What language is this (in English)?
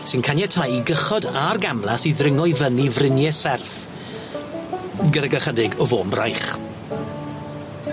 Welsh